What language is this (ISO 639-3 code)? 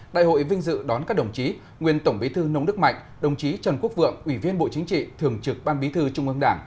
vie